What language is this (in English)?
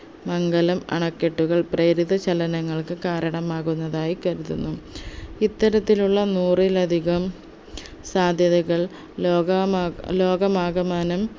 Malayalam